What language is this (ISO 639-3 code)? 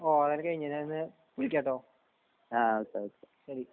mal